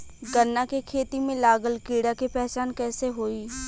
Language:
Bhojpuri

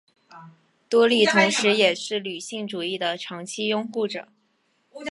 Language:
Chinese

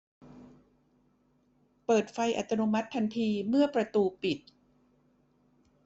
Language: Thai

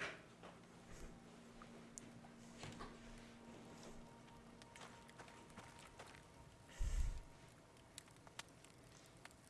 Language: Italian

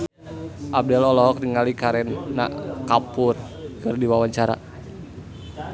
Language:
Sundanese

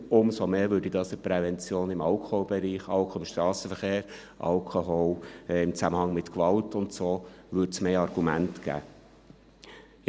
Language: Swiss German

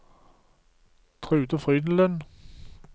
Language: Norwegian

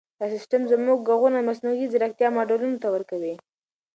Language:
Pashto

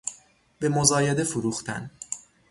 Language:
Persian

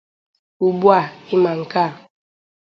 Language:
Igbo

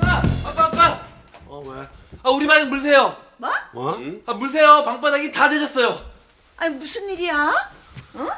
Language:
Korean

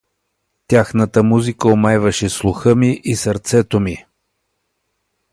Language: Bulgarian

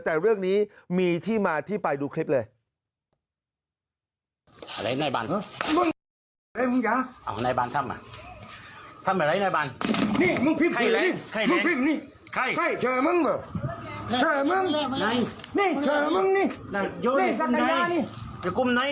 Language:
Thai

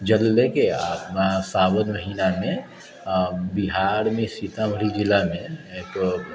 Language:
Maithili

